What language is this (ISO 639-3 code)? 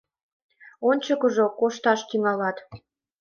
chm